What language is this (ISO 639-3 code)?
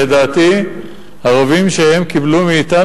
heb